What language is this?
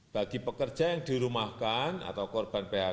Indonesian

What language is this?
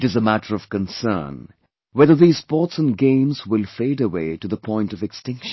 English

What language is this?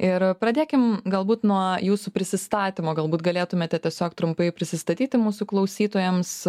Lithuanian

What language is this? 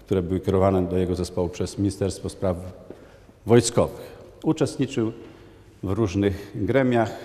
Polish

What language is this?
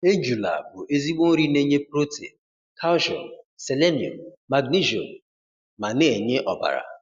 Igbo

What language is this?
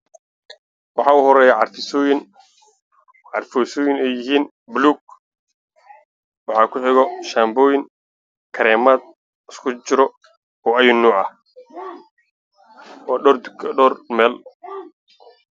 Somali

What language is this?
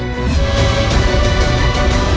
Thai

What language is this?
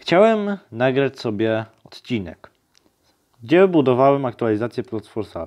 Polish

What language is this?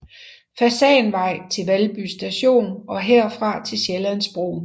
Danish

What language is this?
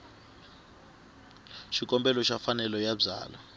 Tsonga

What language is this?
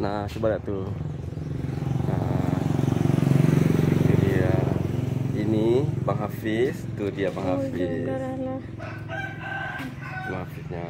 Indonesian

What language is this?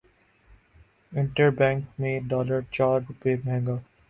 Urdu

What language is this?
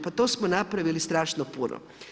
Croatian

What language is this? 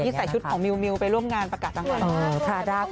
Thai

